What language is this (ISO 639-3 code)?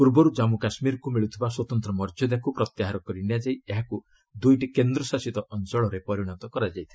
ori